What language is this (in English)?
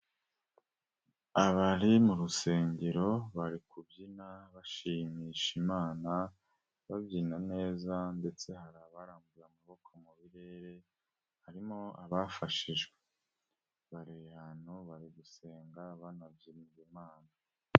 Kinyarwanda